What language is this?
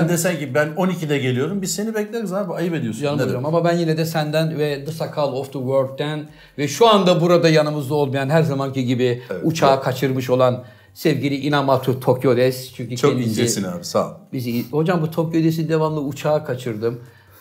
Turkish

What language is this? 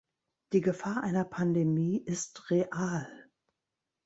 German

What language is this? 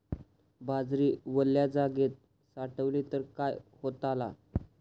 Marathi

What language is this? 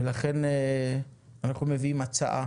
Hebrew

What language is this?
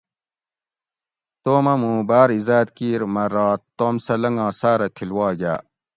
Gawri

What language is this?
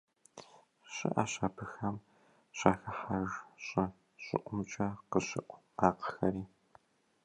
Kabardian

